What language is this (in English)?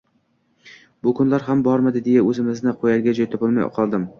Uzbek